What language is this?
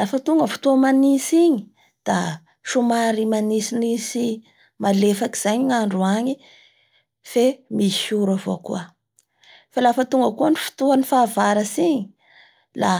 Bara Malagasy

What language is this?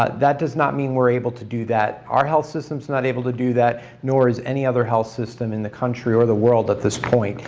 English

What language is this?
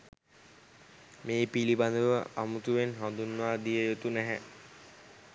Sinhala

